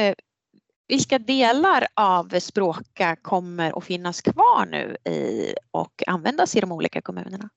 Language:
Swedish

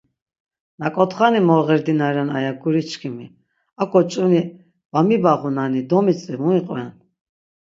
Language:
Laz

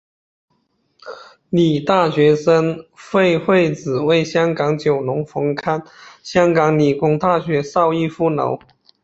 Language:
Chinese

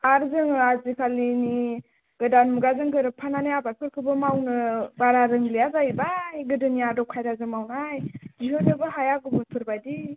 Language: Bodo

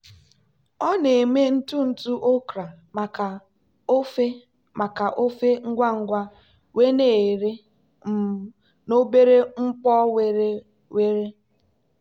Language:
Igbo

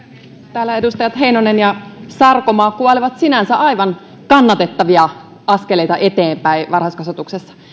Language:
Finnish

